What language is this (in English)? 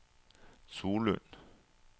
Norwegian